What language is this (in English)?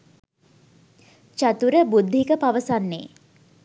Sinhala